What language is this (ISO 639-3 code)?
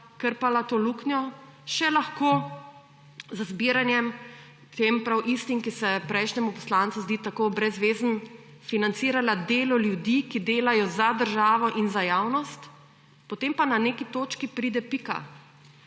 slv